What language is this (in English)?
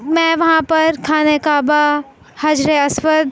Urdu